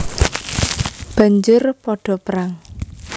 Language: Javanese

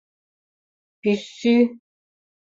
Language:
Mari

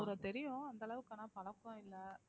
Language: Tamil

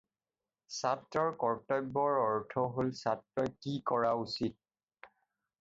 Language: Assamese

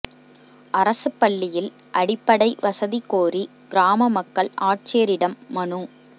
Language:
Tamil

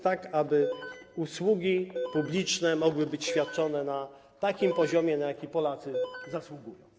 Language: Polish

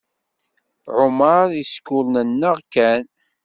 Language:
Kabyle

